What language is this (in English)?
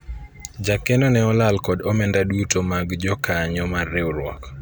Luo (Kenya and Tanzania)